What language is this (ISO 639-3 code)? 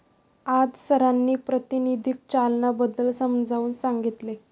mar